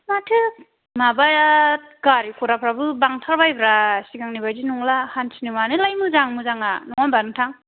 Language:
Bodo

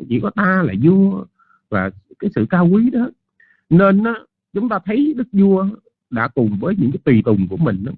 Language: Vietnamese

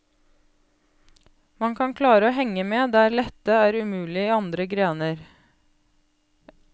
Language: Norwegian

